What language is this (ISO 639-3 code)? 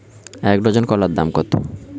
ben